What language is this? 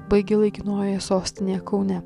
Lithuanian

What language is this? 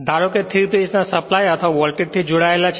Gujarati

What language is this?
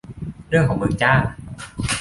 Thai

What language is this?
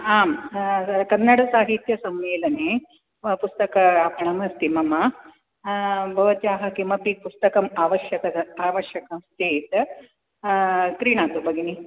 Sanskrit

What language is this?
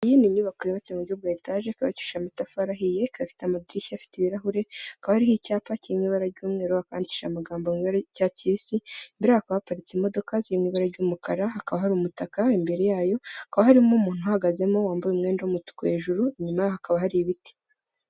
Kinyarwanda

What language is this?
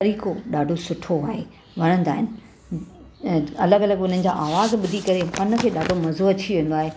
Sindhi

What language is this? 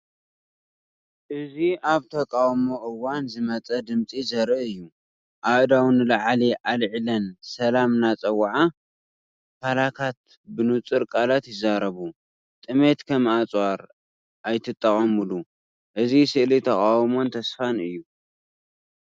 Tigrinya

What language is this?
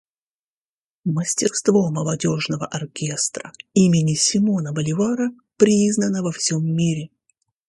Russian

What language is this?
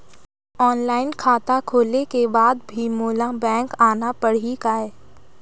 Chhattisgarhi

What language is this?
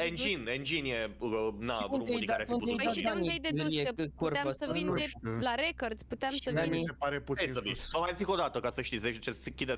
Romanian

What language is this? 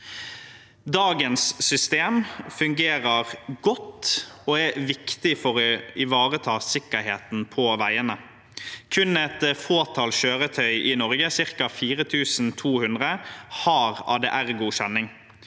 Norwegian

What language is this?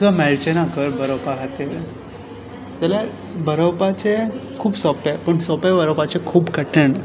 Konkani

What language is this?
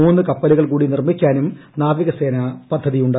Malayalam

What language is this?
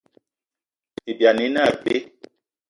Eton (Cameroon)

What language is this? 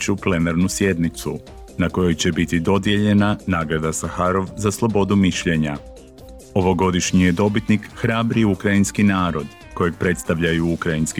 Croatian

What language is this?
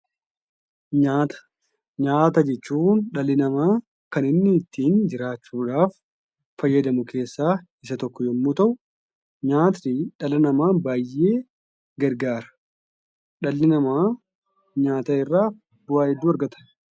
Oromo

